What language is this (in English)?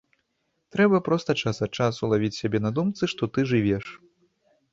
Belarusian